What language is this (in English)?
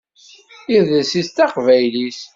Kabyle